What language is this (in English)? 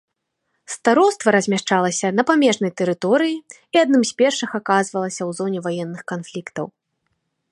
Belarusian